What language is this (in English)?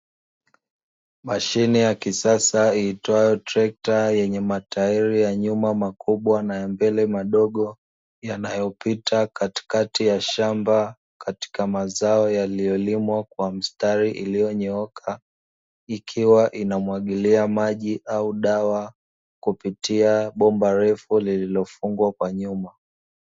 Swahili